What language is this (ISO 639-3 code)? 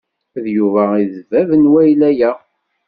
kab